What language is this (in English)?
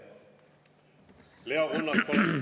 Estonian